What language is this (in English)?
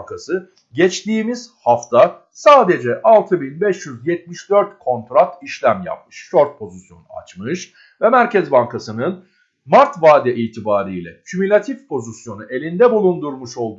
Turkish